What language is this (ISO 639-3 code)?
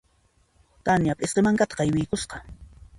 qxp